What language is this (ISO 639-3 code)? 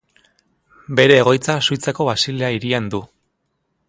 eus